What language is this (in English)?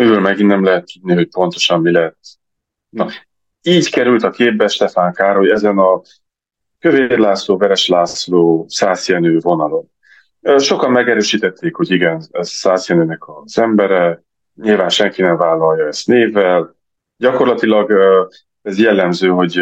Hungarian